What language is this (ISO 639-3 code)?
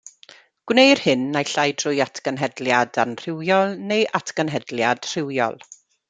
cym